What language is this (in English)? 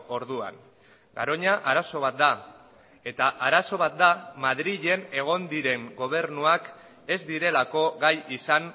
Basque